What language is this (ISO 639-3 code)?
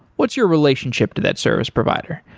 eng